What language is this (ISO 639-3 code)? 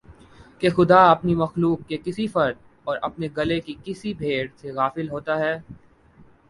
urd